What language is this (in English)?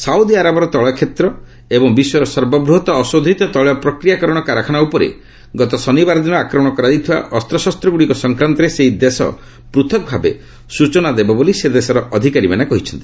Odia